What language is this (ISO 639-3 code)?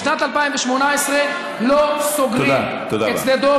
heb